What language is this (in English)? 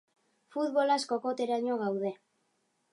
Basque